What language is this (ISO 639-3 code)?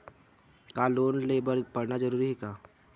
hne